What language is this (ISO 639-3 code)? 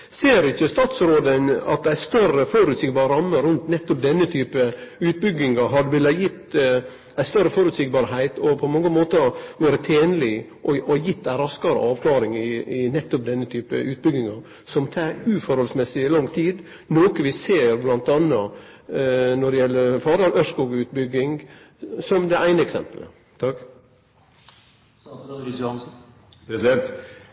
nor